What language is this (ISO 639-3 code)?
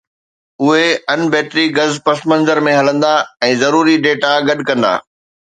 snd